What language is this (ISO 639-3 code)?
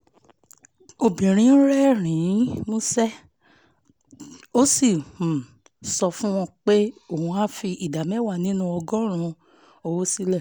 yor